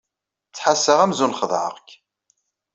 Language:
Kabyle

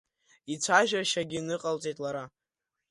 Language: Abkhazian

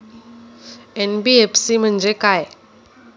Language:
Marathi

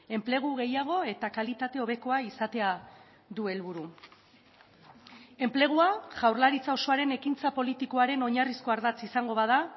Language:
Basque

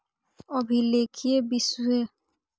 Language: Maithili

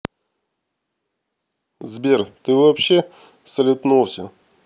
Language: Russian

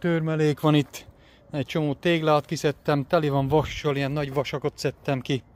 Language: Hungarian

